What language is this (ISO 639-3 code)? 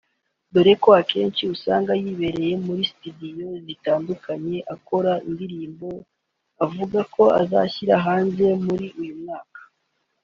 kin